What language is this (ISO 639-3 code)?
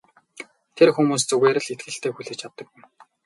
mon